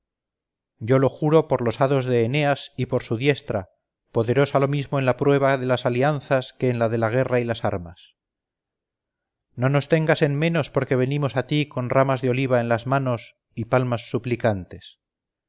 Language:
Spanish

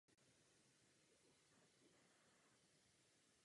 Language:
Czech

